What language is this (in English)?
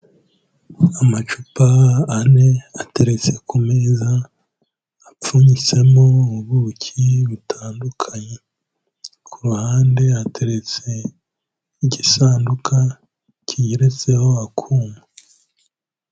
Kinyarwanda